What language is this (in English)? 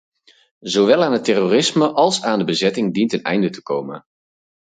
Dutch